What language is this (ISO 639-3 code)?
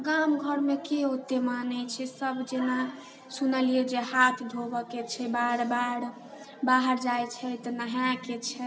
mai